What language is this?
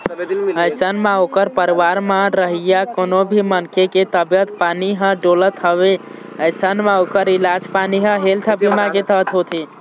Chhattisgarhi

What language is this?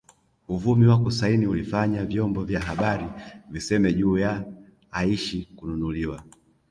Swahili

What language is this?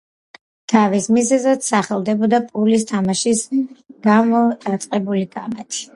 Georgian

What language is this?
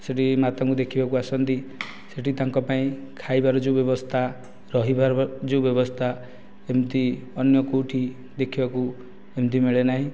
Odia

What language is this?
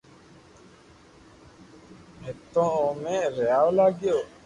Loarki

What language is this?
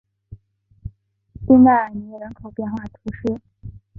Chinese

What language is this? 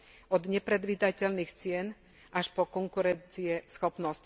Slovak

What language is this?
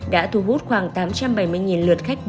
Vietnamese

